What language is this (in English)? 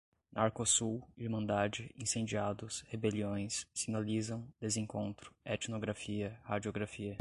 Portuguese